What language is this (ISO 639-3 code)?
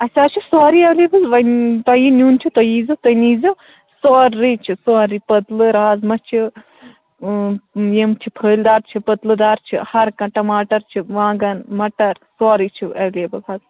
kas